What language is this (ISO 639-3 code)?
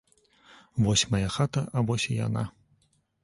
bel